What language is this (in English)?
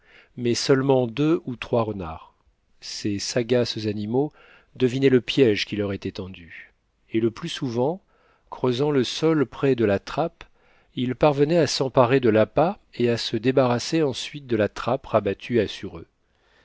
French